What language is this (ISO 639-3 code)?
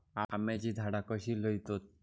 mar